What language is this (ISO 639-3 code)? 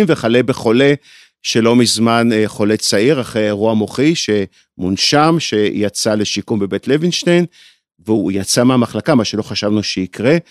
heb